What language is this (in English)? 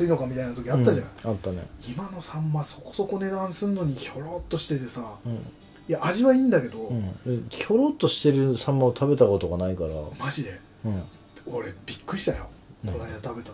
Japanese